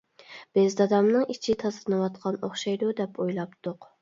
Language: Uyghur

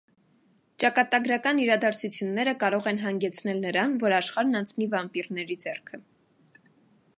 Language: Armenian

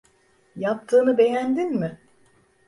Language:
Turkish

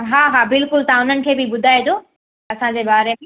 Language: Sindhi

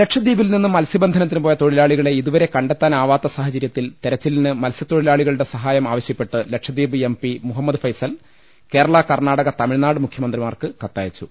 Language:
Malayalam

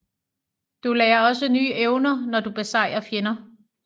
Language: Danish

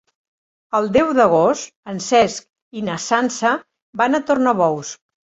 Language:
Catalan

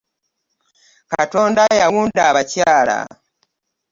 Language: Ganda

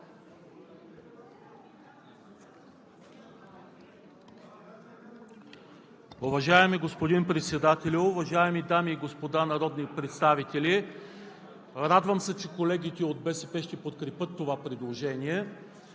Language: Bulgarian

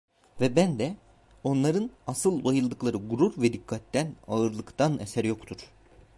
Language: Turkish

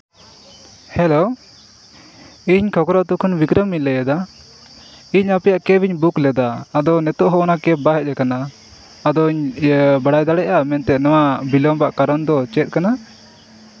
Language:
Santali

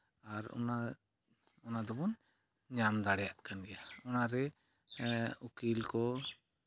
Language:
Santali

